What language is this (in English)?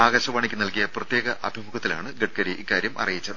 Malayalam